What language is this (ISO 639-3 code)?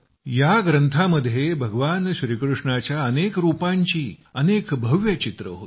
mar